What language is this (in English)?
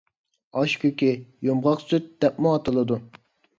Uyghur